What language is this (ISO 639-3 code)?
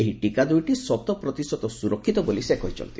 ori